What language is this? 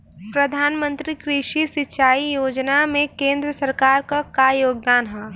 Bhojpuri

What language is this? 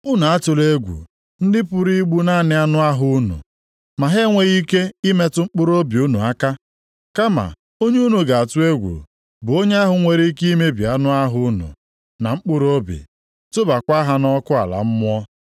Igbo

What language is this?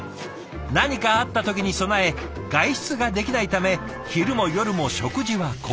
Japanese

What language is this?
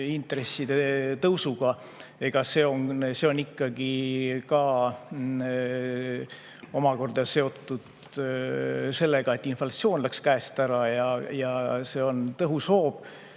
Estonian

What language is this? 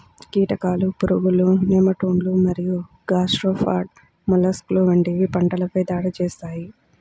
Telugu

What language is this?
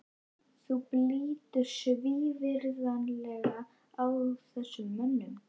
Icelandic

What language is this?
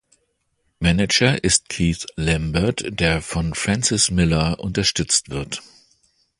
German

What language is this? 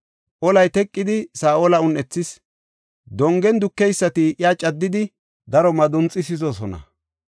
Gofa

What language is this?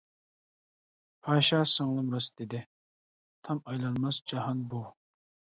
Uyghur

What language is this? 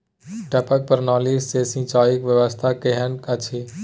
Maithili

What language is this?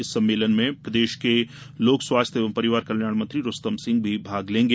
Hindi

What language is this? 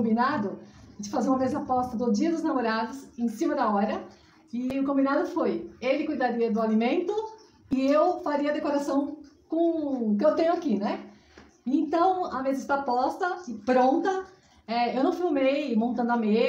Portuguese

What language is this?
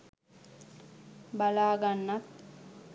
Sinhala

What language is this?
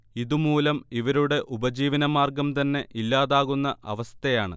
Malayalam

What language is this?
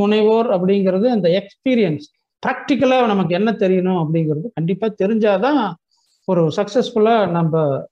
Tamil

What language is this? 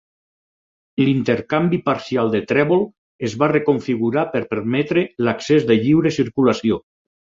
Catalan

